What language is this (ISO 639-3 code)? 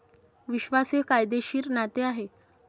mar